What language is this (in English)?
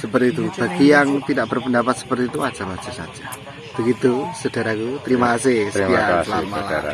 Indonesian